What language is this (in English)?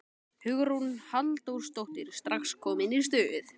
Icelandic